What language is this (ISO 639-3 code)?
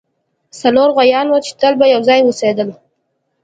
pus